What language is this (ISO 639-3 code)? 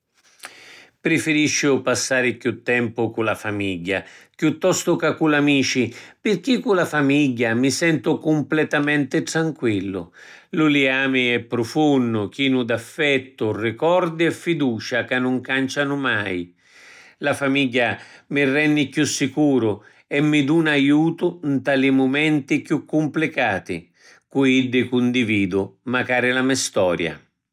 scn